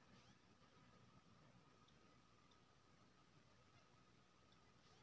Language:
Maithili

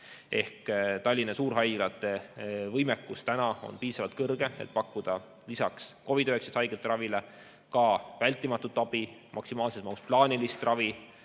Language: Estonian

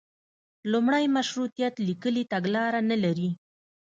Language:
Pashto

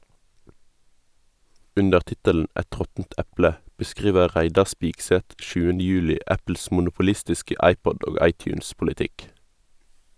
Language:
Norwegian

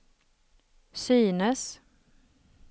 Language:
Swedish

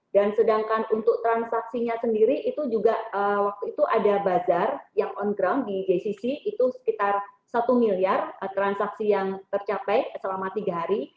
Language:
Indonesian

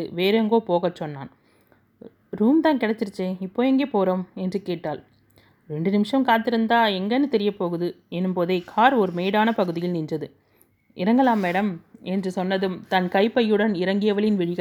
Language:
Tamil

